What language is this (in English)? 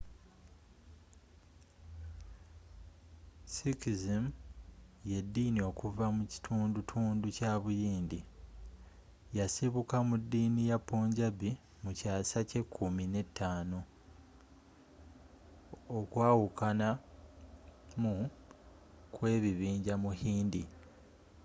Ganda